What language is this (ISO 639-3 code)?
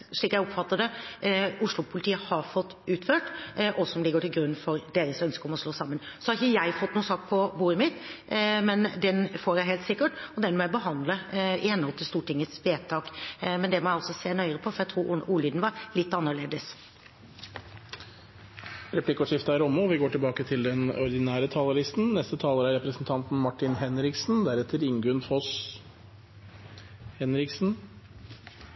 nor